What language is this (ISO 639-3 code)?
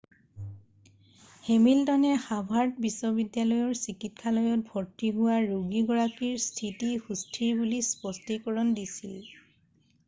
asm